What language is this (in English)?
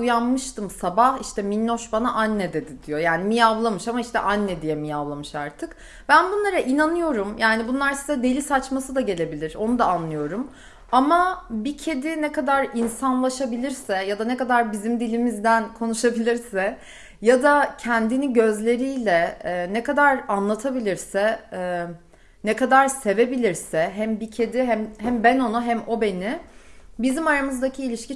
Turkish